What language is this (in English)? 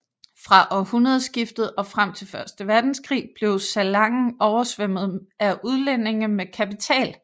Danish